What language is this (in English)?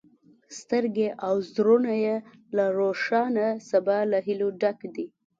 Pashto